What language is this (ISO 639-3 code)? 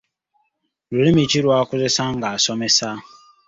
lug